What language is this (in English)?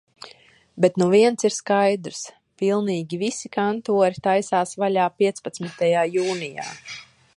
Latvian